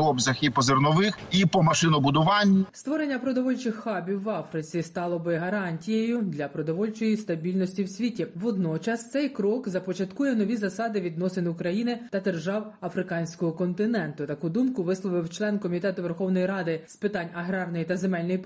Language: Ukrainian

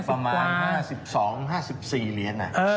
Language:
Thai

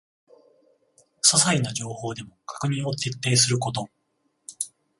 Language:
Japanese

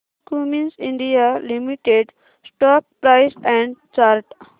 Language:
Marathi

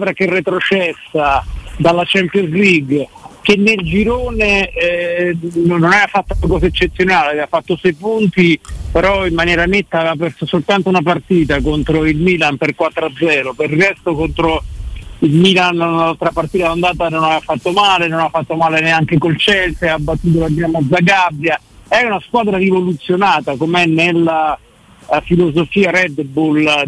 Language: Italian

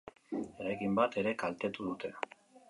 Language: Basque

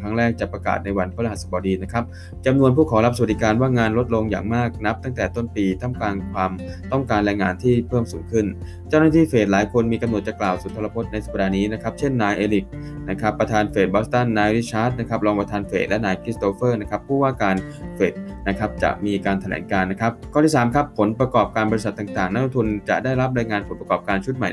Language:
Thai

